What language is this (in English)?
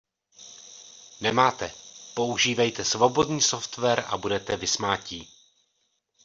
Czech